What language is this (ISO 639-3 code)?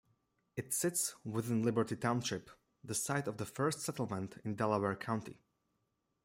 eng